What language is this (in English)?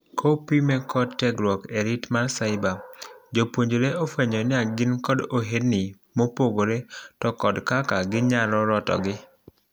Luo (Kenya and Tanzania)